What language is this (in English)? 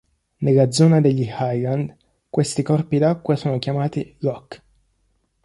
Italian